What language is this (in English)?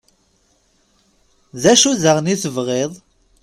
Kabyle